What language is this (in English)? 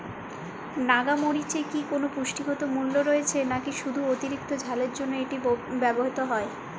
Bangla